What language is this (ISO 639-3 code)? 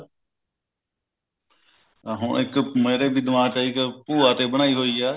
pan